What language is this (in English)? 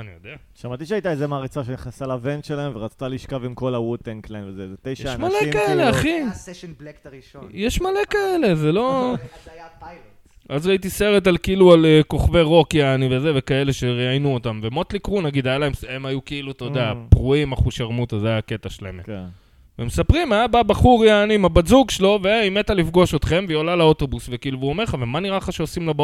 Hebrew